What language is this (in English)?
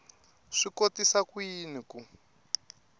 Tsonga